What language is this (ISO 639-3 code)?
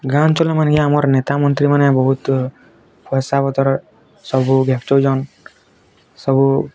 ori